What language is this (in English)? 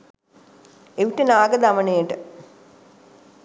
Sinhala